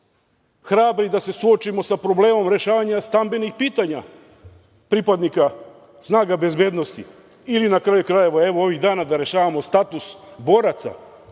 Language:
Serbian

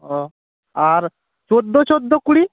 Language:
Bangla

